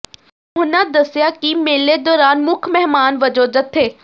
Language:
Punjabi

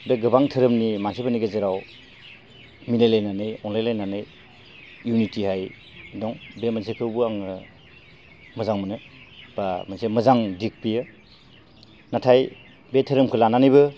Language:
Bodo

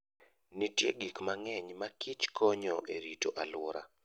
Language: Luo (Kenya and Tanzania)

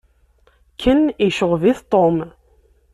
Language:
Kabyle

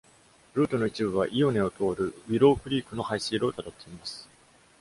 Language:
Japanese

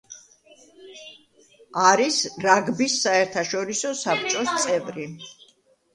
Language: Georgian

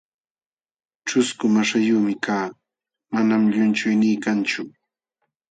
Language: Jauja Wanca Quechua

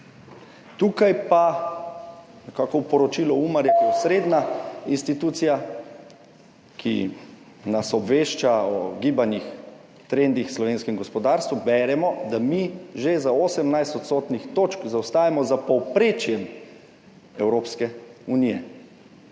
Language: Slovenian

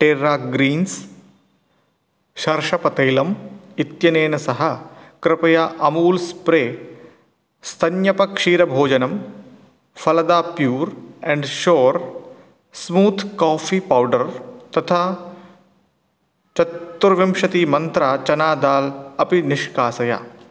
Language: Sanskrit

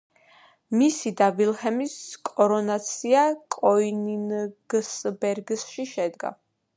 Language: Georgian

